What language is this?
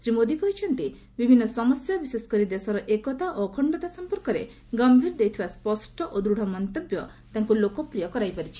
Odia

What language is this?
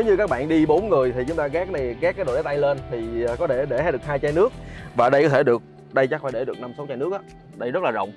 Vietnamese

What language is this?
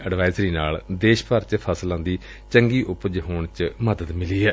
Punjabi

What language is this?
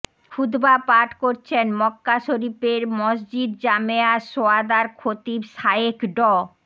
Bangla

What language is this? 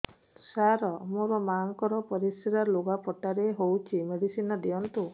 Odia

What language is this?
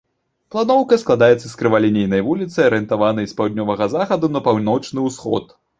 Belarusian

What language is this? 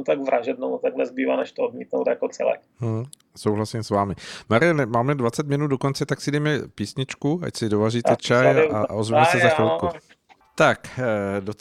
Czech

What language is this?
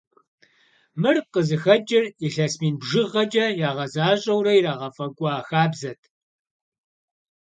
Kabardian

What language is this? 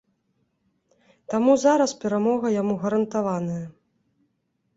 Belarusian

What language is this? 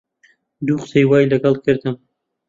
Central Kurdish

